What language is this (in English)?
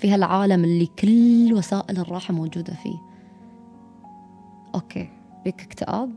Arabic